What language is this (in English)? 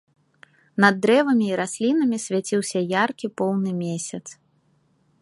Belarusian